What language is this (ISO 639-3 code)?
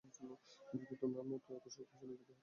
ben